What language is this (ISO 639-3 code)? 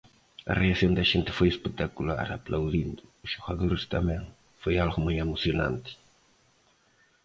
glg